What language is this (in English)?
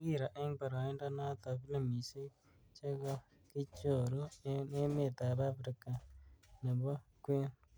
Kalenjin